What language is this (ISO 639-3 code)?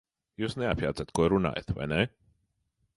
lav